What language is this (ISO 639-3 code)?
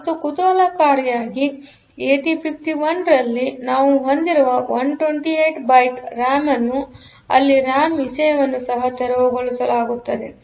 kan